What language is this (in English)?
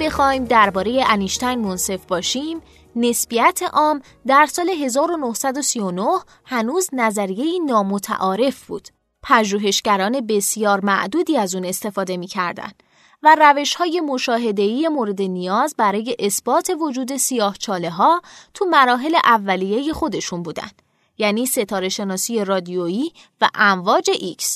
Persian